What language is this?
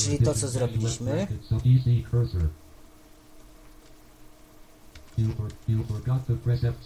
Polish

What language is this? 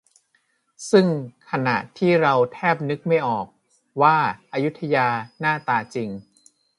Thai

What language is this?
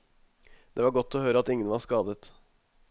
Norwegian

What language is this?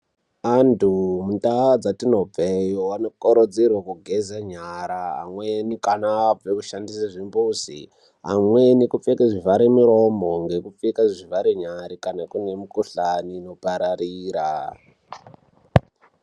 Ndau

